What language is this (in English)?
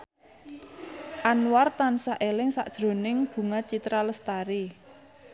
Javanese